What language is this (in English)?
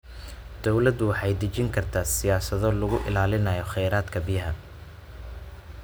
Somali